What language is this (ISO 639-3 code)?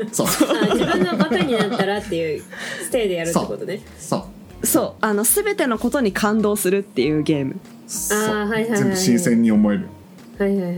jpn